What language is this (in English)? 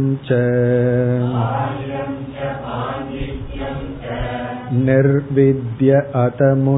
Tamil